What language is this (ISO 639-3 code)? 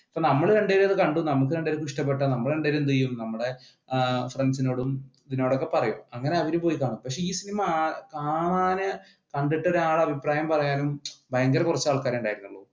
mal